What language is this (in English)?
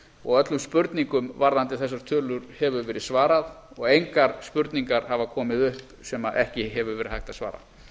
Icelandic